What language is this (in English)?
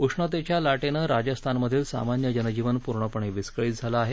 Marathi